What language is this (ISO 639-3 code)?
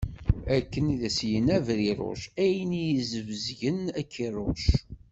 kab